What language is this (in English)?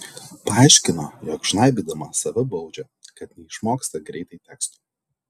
Lithuanian